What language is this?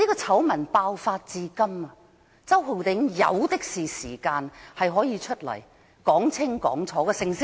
Cantonese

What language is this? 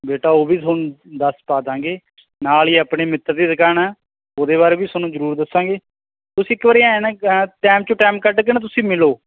Punjabi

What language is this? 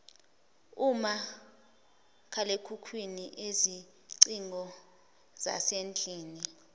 Zulu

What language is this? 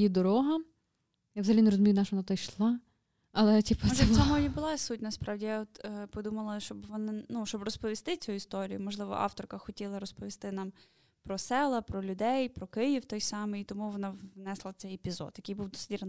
Ukrainian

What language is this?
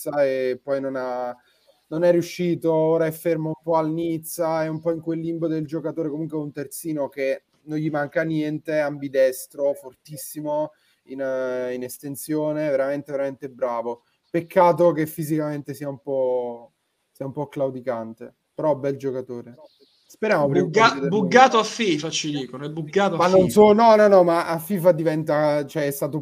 Italian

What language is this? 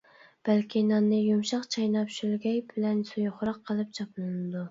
Uyghur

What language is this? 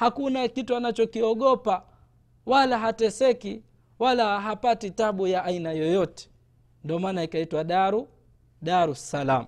Swahili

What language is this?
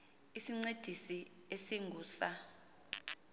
Xhosa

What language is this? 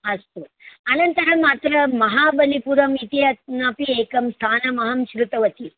Sanskrit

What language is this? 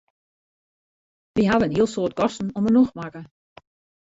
Western Frisian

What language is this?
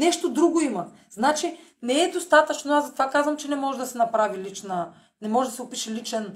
Bulgarian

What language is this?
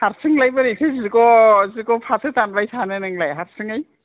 Bodo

